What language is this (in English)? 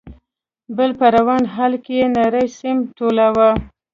Pashto